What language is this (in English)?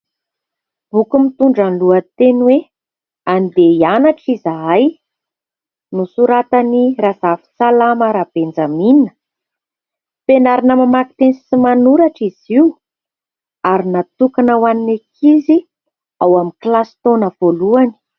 Malagasy